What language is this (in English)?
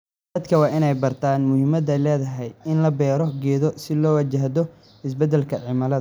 Somali